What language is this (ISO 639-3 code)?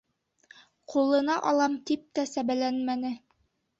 bak